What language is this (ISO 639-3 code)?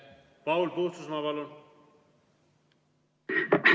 est